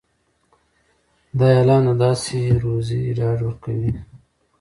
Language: Pashto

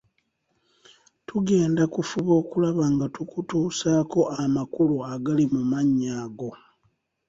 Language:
Ganda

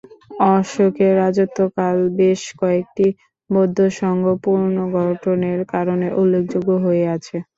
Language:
Bangla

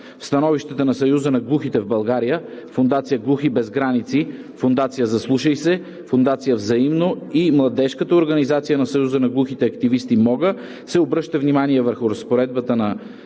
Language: Bulgarian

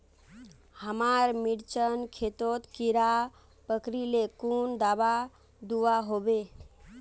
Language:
Magahi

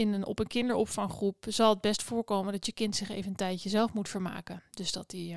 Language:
Dutch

